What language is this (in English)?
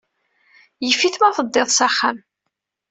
Kabyle